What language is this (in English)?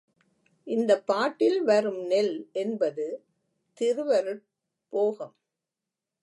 Tamil